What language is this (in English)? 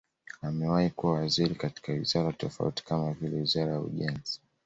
Swahili